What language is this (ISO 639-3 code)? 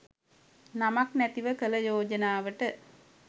sin